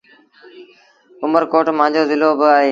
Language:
Sindhi Bhil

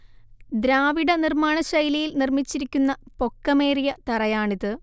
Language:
Malayalam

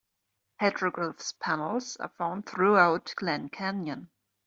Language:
English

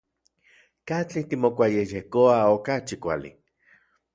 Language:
Central Puebla Nahuatl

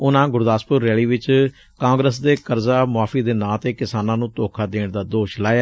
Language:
Punjabi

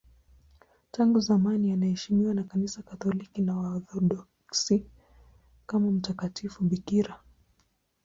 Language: Swahili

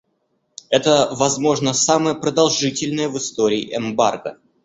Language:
Russian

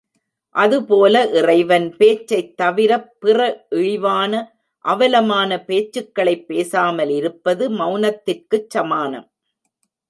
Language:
Tamil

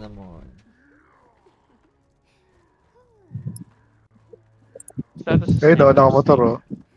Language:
Filipino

